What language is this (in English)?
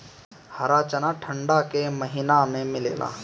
Bhojpuri